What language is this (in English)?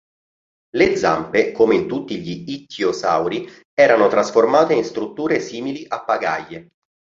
Italian